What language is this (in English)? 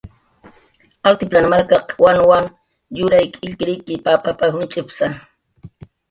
Jaqaru